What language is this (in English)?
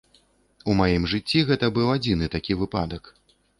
Belarusian